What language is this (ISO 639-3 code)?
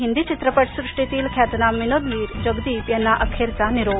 mar